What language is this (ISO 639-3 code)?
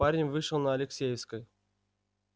rus